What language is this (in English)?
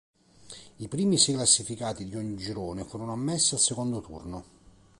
Italian